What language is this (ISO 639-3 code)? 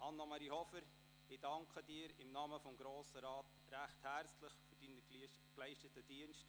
gsw